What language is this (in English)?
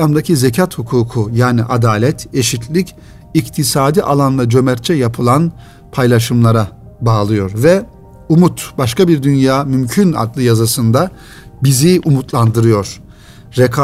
Turkish